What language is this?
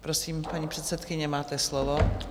Czech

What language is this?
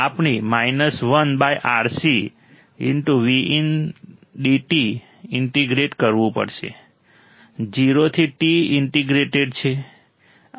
Gujarati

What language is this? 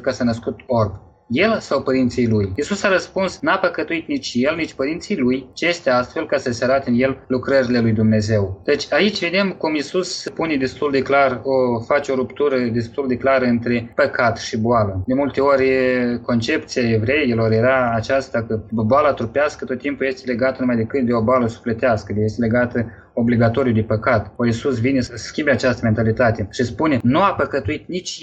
Romanian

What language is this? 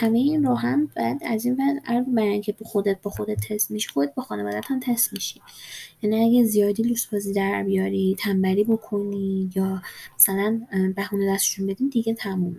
Persian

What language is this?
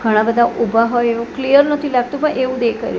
Gujarati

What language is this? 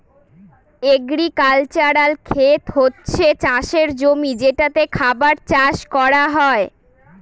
Bangla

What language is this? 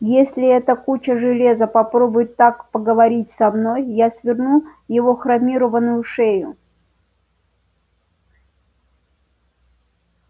Russian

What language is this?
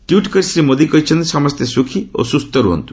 Odia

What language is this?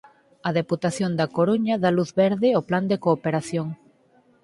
Galician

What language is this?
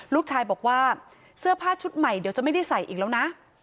Thai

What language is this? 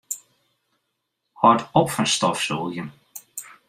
Western Frisian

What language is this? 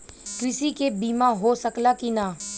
Bhojpuri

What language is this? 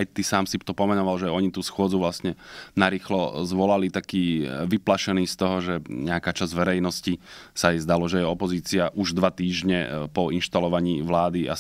Slovak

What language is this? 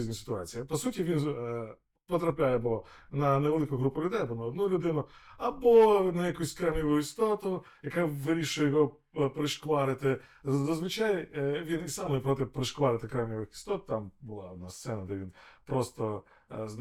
Ukrainian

